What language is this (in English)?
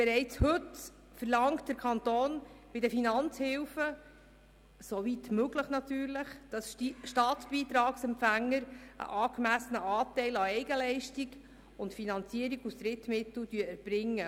Swiss German